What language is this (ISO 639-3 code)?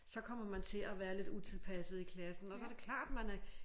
dan